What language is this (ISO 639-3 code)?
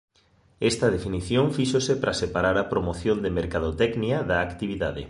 glg